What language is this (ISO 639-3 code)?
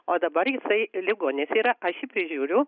lit